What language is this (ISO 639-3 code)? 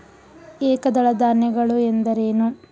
kan